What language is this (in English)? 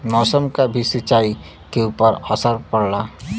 Bhojpuri